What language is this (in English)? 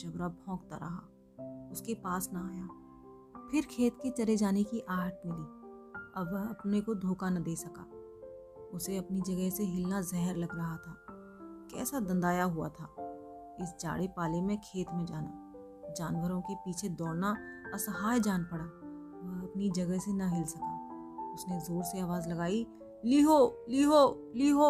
Hindi